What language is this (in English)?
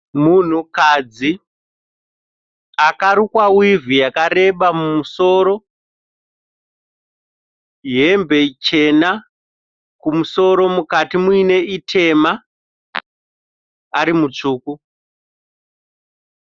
Shona